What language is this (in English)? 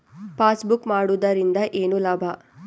Kannada